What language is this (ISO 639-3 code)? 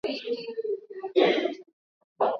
swa